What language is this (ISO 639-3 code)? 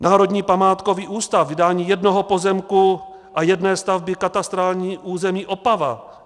ces